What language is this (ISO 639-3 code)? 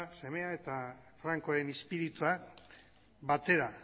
eus